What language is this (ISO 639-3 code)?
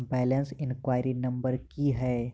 mai